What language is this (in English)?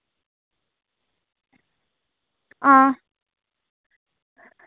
Dogri